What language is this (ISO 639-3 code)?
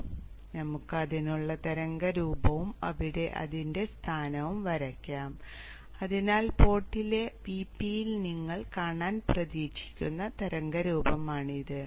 mal